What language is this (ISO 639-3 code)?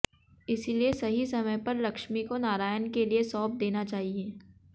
hin